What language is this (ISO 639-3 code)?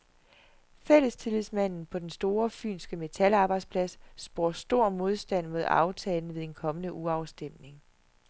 dan